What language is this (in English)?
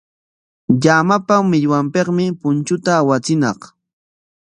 Corongo Ancash Quechua